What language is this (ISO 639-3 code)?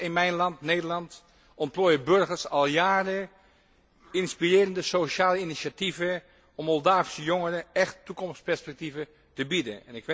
nld